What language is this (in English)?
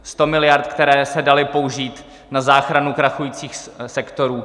Czech